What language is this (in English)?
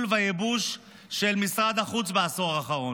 Hebrew